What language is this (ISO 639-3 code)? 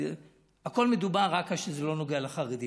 heb